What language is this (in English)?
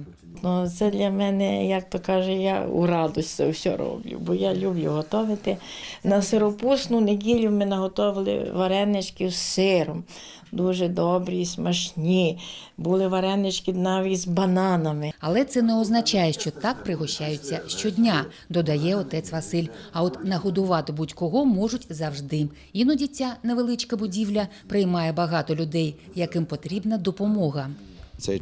Ukrainian